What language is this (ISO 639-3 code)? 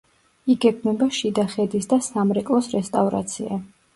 kat